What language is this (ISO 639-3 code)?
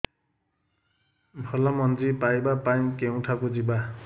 ori